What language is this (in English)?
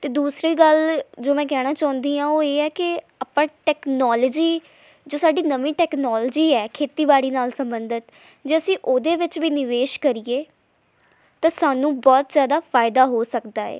Punjabi